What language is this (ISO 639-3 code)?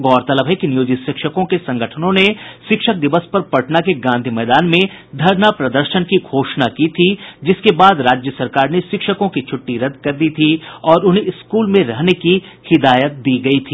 hin